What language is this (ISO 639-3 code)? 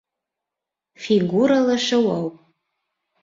bak